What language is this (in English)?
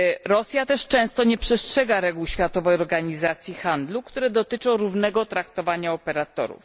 Polish